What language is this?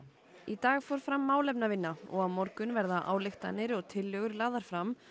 Icelandic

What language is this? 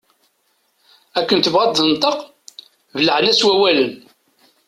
Kabyle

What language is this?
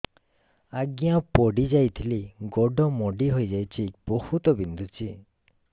Odia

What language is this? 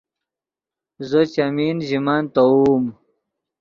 Yidgha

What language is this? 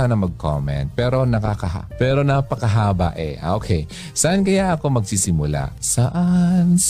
Filipino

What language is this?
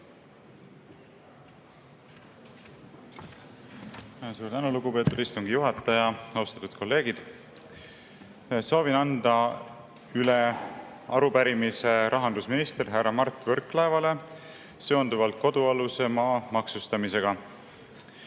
Estonian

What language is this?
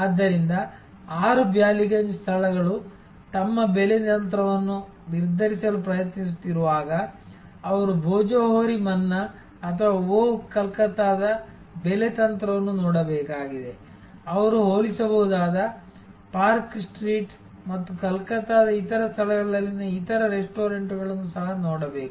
Kannada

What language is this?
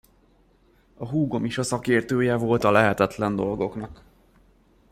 Hungarian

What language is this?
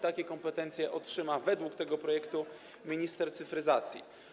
Polish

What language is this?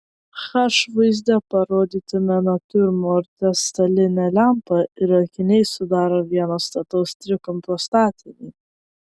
Lithuanian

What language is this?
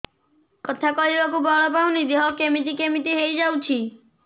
Odia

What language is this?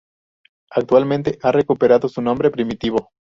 Spanish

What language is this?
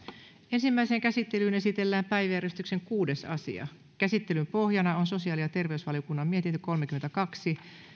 Finnish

